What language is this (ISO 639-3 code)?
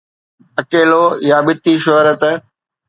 snd